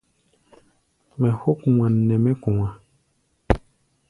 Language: Gbaya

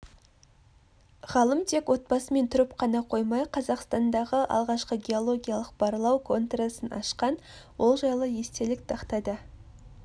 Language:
Kazakh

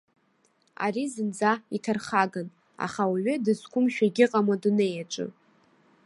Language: Abkhazian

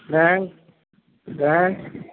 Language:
Urdu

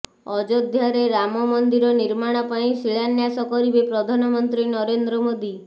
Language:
Odia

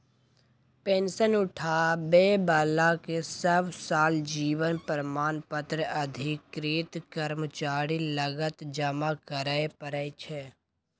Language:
Maithili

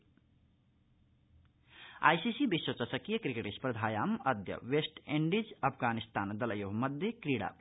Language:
Sanskrit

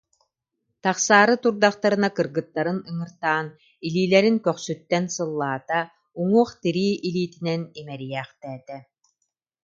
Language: Yakut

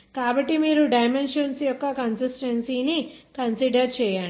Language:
Telugu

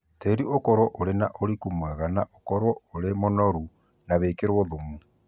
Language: Kikuyu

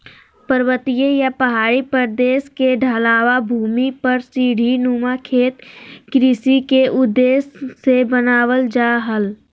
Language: Magahi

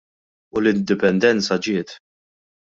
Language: Maltese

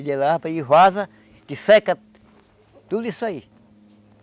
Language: Portuguese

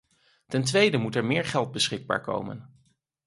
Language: Dutch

